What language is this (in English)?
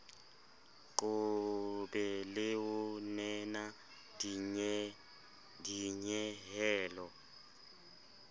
Southern Sotho